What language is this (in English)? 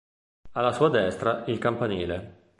Italian